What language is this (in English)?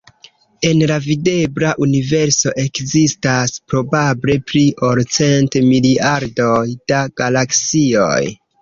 Esperanto